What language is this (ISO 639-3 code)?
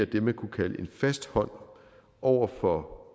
dan